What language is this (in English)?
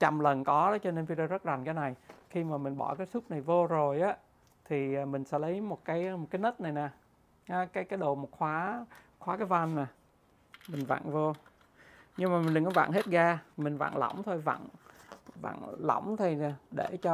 Vietnamese